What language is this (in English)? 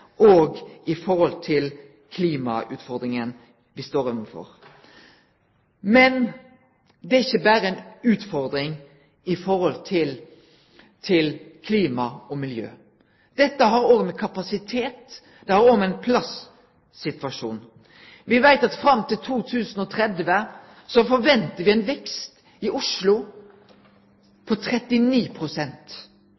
Norwegian Nynorsk